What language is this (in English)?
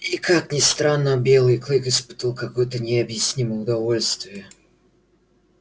Russian